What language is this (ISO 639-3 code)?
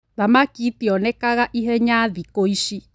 kik